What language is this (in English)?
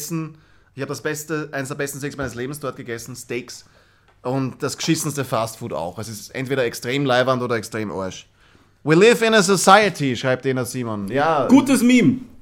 German